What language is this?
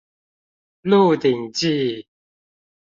Chinese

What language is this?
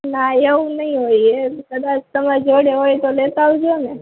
Gujarati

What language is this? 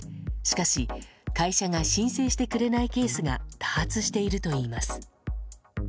Japanese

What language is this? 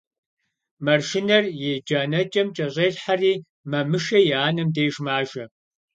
Kabardian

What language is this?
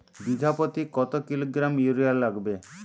Bangla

